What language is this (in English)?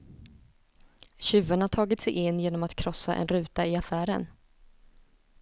Swedish